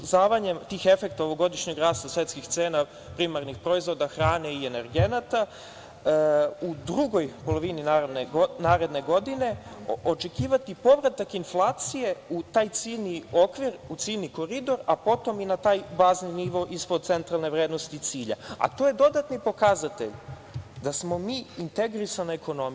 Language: Serbian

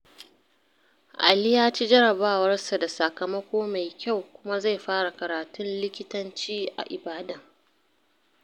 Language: Hausa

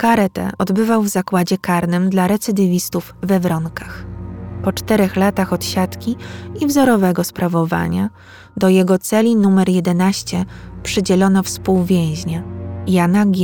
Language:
Polish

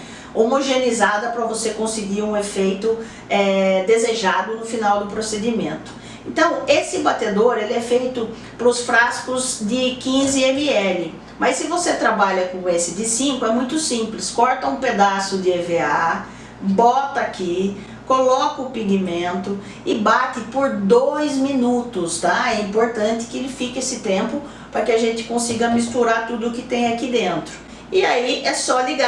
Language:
Portuguese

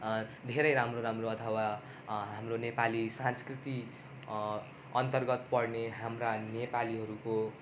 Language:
Nepali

